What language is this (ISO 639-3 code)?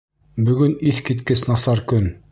bak